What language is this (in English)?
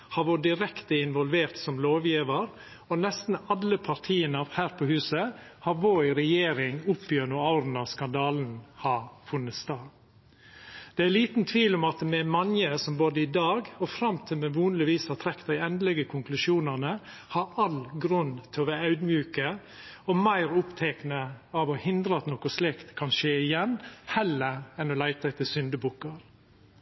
Norwegian Nynorsk